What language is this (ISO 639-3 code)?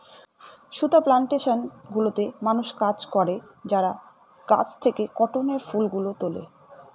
ben